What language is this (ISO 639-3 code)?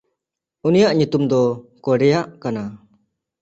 sat